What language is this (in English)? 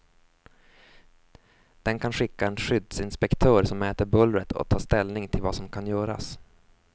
Swedish